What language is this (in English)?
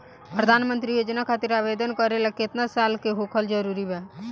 Bhojpuri